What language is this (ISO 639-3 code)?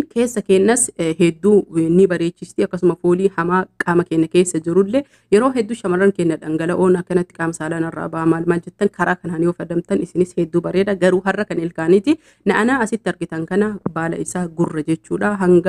ara